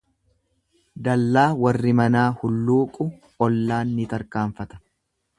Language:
Oromo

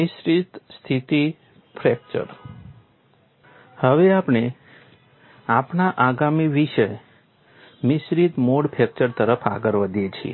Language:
Gujarati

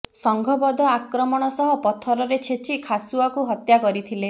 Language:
Odia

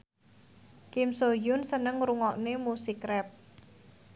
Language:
Javanese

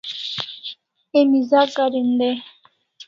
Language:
Kalasha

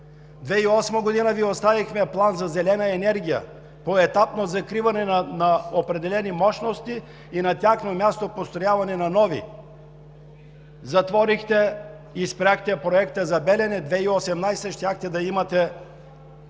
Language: Bulgarian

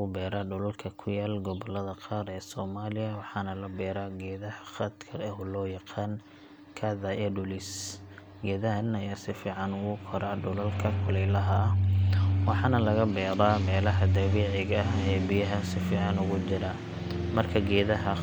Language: Somali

